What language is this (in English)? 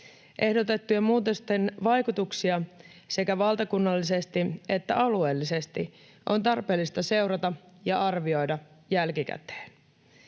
Finnish